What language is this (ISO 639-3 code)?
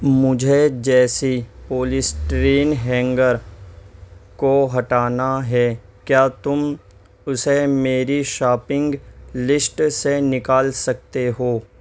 urd